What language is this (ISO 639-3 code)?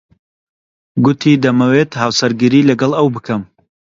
ckb